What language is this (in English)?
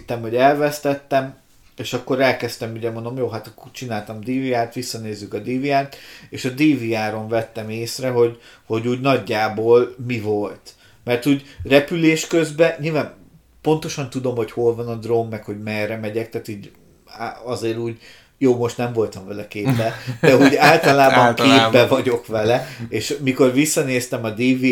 Hungarian